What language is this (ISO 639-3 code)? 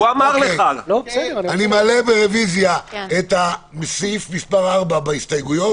heb